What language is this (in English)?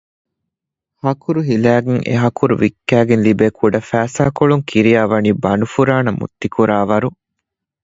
Divehi